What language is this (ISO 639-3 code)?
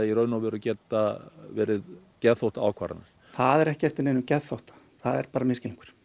isl